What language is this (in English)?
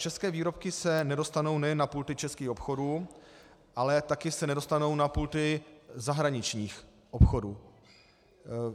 Czech